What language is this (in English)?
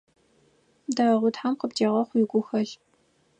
Adyghe